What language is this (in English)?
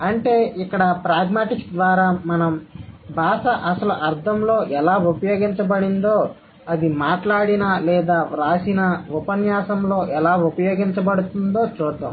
Telugu